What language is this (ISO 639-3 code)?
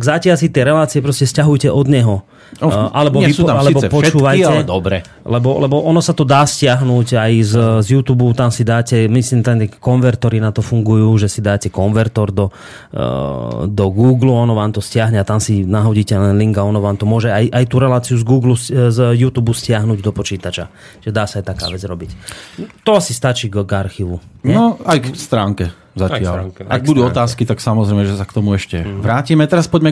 slk